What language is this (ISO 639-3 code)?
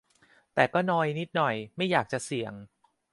tha